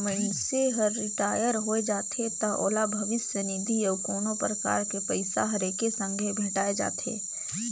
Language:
Chhattisgarhi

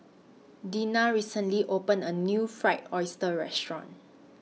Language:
English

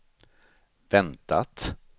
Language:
Swedish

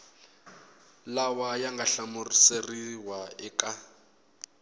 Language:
Tsonga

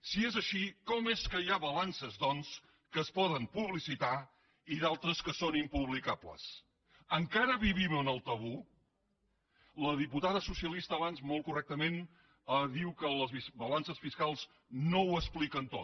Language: Catalan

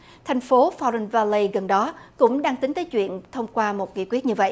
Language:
Vietnamese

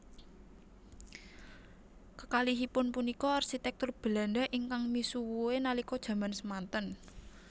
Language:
Javanese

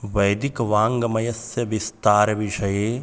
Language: Sanskrit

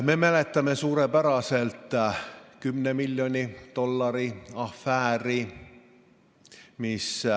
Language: Estonian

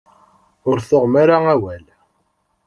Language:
Kabyle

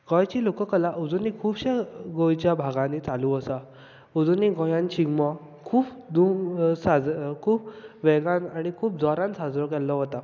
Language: Konkani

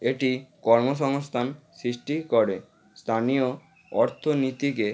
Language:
Bangla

